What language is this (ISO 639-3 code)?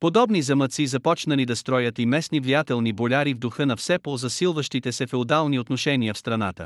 bul